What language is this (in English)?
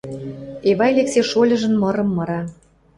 Western Mari